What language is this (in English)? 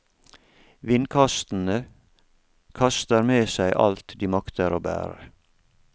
Norwegian